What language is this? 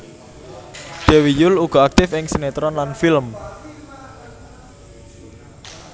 Javanese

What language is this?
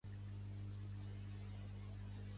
Catalan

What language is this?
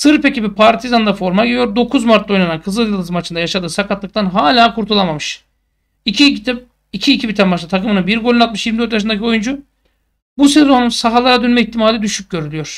Turkish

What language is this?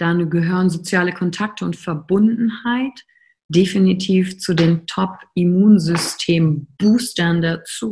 German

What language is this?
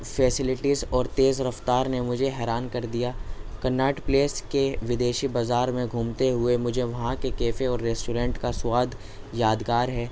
Urdu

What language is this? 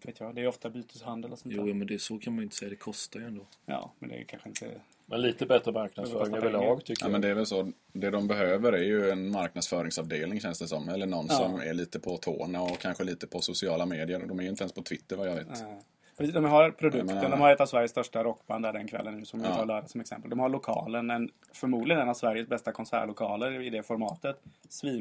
Swedish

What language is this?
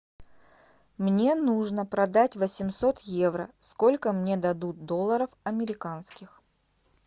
Russian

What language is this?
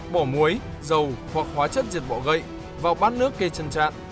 Vietnamese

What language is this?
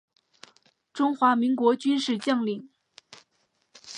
Chinese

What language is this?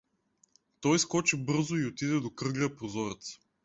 Bulgarian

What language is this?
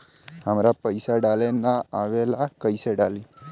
Bhojpuri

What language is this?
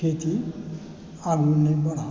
Maithili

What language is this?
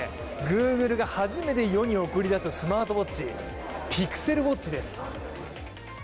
Japanese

